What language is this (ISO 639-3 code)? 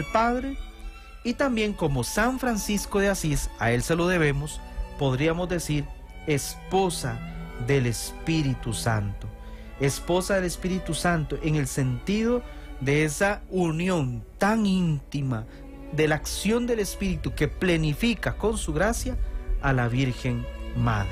spa